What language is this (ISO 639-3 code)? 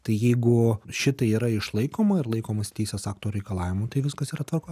lit